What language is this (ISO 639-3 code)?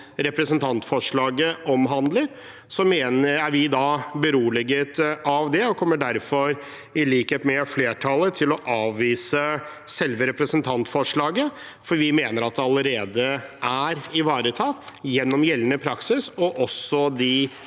nor